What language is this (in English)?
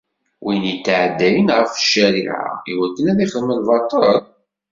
Kabyle